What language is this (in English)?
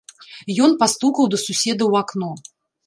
Belarusian